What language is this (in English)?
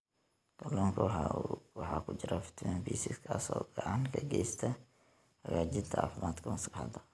Somali